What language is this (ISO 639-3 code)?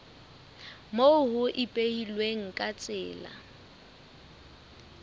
sot